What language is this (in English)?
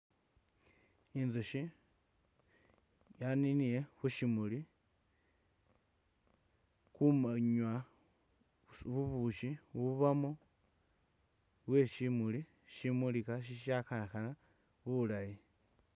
Masaaba